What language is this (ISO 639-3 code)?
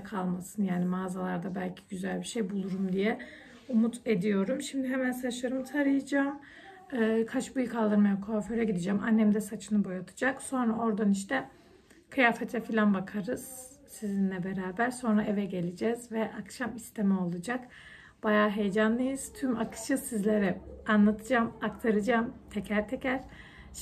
tur